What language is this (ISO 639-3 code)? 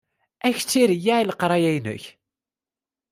kab